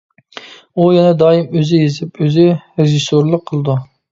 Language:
Uyghur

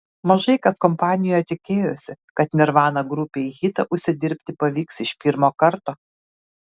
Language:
Lithuanian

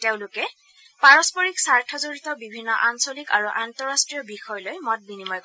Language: Assamese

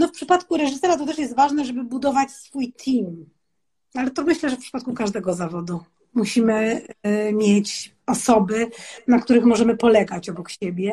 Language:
Polish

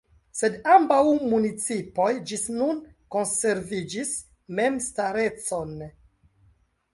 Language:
Esperanto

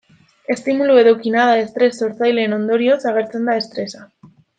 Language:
Basque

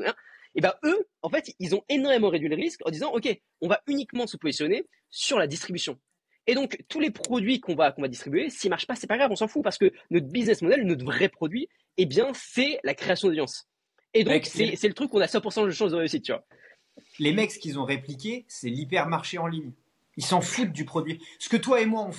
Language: French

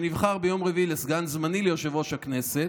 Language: Hebrew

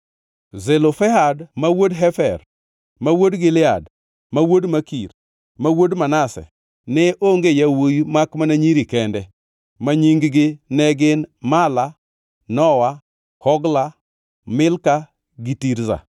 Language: Luo (Kenya and Tanzania)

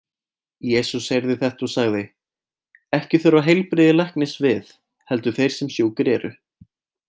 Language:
Icelandic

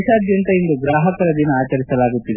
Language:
Kannada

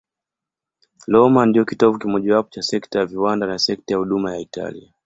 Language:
Swahili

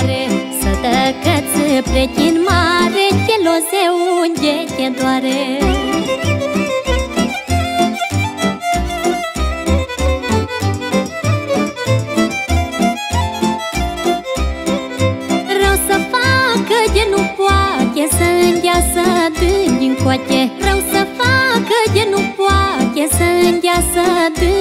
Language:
Romanian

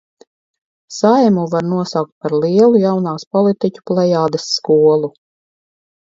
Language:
Latvian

